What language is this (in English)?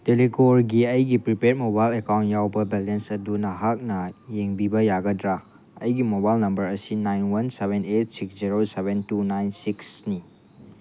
Manipuri